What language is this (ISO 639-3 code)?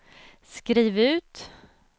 swe